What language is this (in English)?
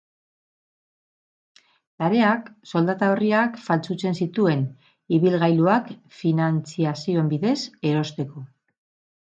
Basque